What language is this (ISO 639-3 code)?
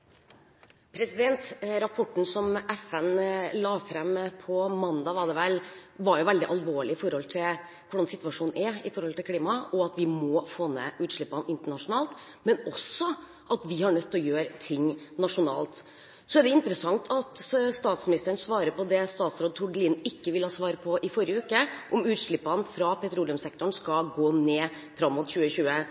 nob